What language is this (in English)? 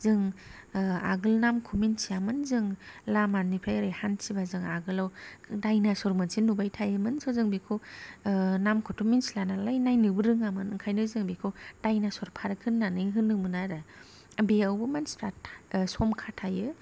Bodo